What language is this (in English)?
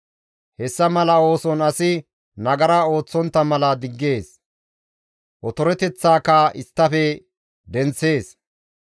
Gamo